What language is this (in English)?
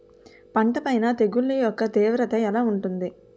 Telugu